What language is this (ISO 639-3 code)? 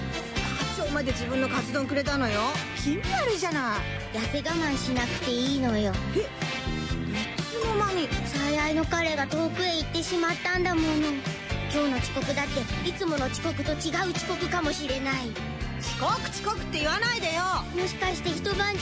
jpn